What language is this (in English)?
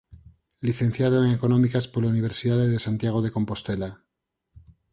Galician